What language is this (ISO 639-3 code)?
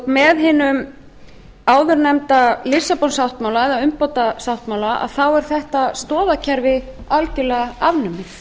isl